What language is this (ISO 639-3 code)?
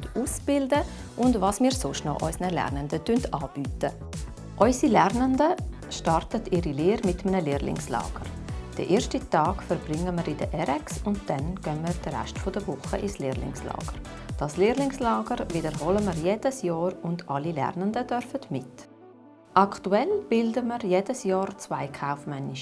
deu